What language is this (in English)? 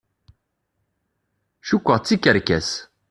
Kabyle